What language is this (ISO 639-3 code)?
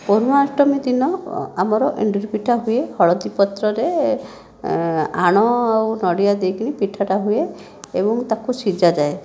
ori